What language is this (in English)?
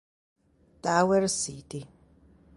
Italian